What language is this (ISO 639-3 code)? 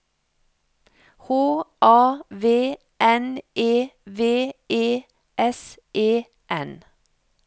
nor